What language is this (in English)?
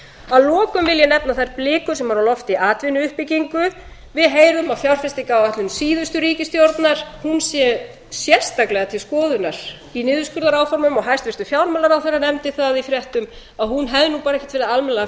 Icelandic